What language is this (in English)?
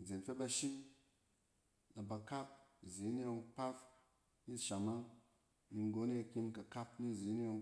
Cen